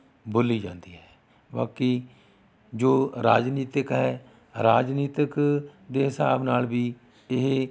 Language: Punjabi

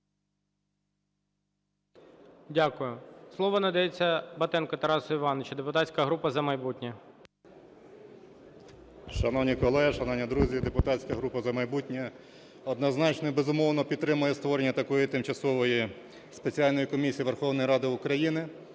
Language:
Ukrainian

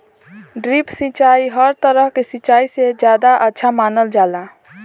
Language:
Bhojpuri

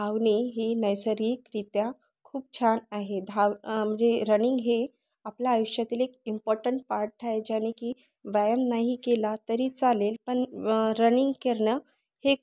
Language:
Marathi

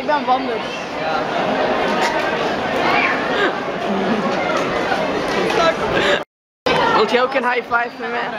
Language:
Dutch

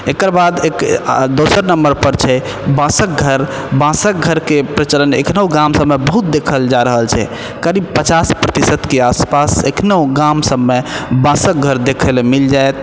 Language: Maithili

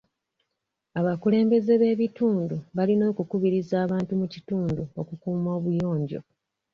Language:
Ganda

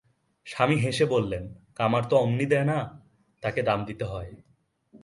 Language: Bangla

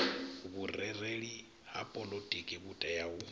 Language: Venda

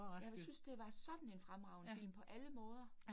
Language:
Danish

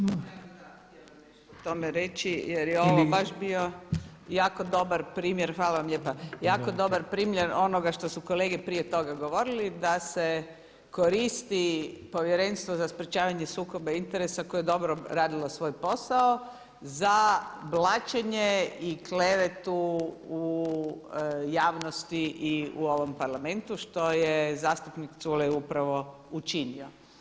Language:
Croatian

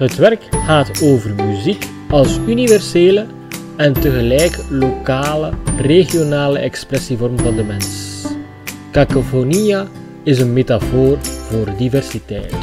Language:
Dutch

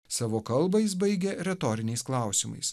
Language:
Lithuanian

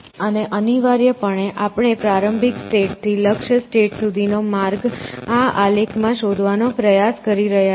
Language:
Gujarati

